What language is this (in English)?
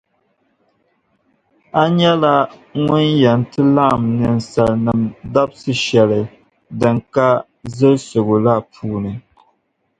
Dagbani